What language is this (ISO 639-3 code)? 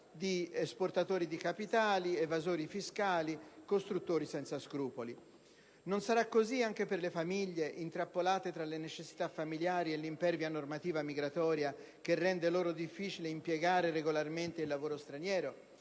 ita